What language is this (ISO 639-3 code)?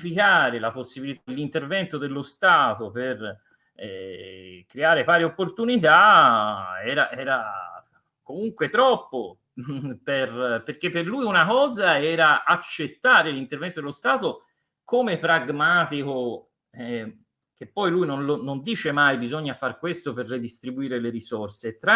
ita